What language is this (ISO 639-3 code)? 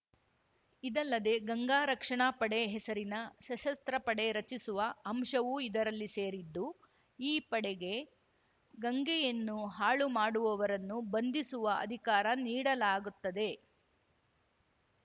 kan